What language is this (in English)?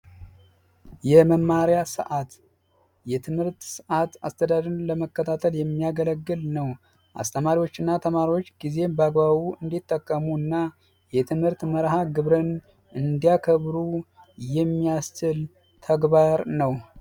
Amharic